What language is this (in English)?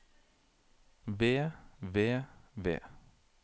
Norwegian